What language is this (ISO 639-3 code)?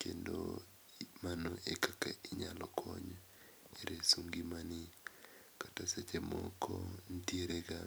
luo